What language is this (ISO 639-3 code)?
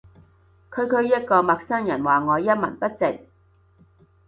yue